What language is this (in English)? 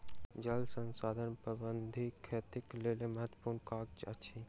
Maithili